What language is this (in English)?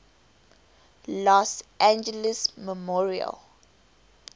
English